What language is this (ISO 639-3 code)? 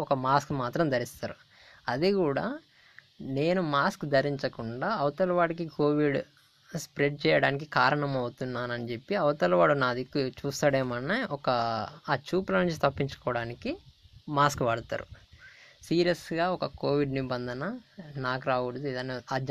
tel